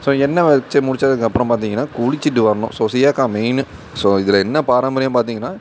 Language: Tamil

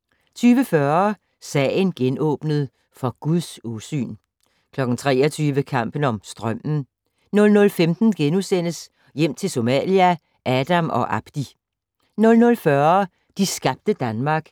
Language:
Danish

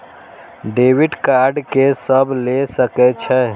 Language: Maithili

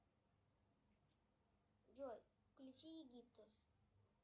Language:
Russian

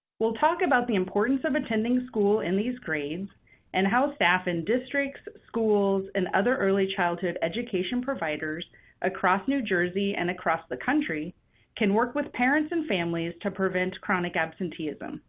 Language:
English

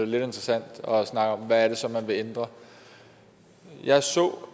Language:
Danish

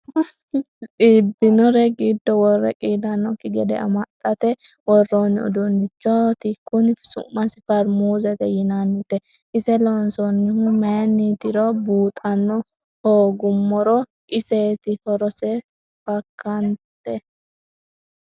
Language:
Sidamo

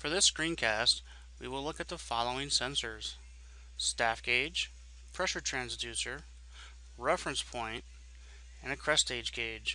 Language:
English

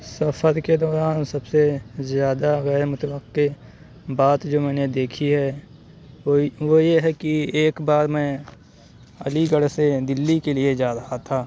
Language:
Urdu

